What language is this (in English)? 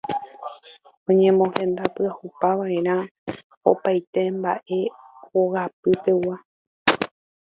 Guarani